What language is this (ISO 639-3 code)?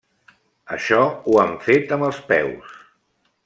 cat